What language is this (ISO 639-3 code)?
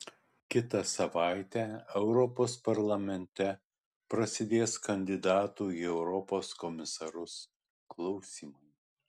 lit